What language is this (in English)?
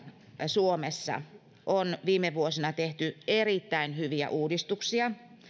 Finnish